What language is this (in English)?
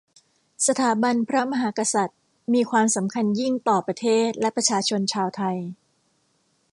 Thai